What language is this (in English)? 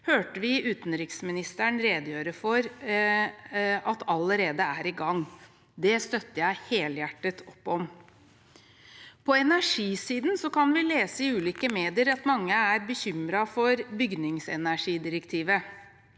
Norwegian